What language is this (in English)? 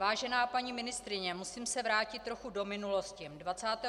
Czech